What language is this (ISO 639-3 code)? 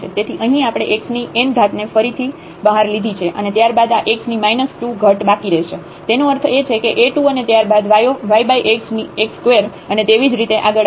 guj